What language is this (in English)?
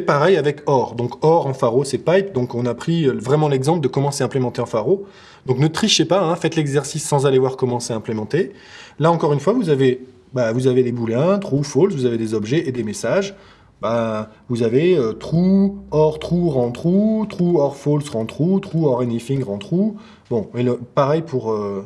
French